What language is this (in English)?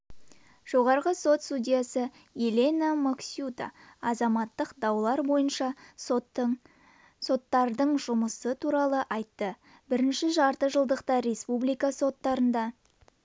Kazakh